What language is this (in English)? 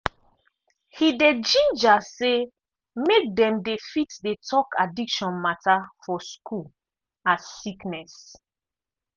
Nigerian Pidgin